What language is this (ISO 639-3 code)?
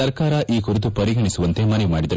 kan